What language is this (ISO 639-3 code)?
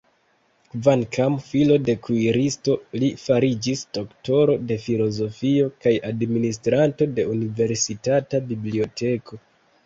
epo